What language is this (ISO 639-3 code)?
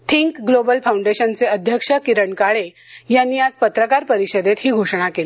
mar